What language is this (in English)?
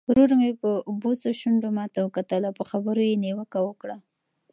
Pashto